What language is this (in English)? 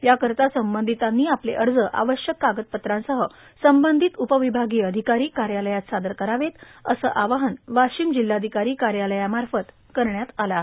Marathi